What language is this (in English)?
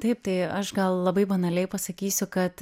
Lithuanian